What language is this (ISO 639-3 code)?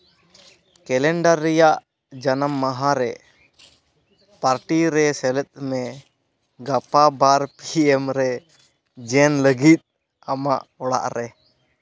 sat